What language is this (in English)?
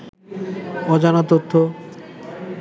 Bangla